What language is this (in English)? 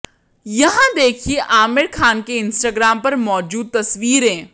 Hindi